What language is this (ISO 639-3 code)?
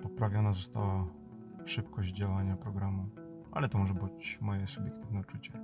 pol